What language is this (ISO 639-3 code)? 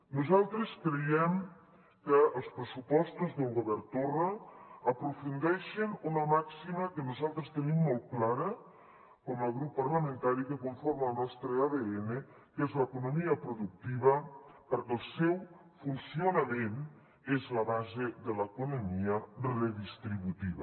cat